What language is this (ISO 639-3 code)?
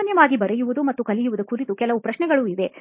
kan